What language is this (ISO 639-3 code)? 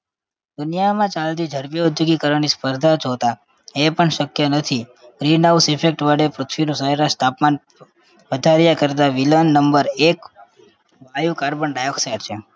guj